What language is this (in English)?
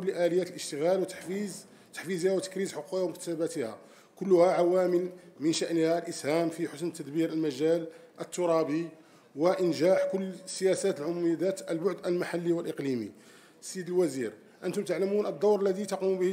Arabic